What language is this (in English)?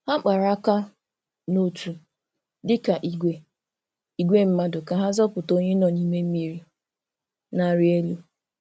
Igbo